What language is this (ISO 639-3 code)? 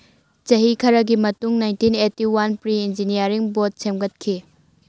mni